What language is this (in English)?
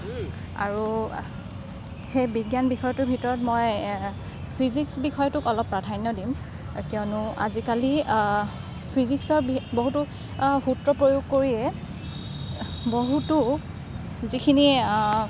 Assamese